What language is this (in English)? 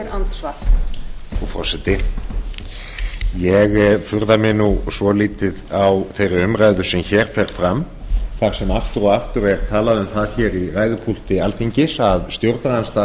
Icelandic